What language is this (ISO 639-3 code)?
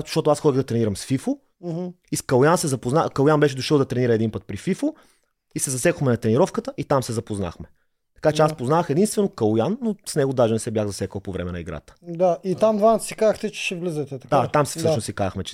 bul